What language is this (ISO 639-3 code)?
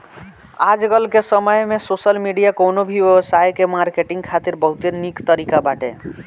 bho